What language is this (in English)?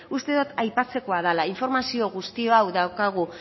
Basque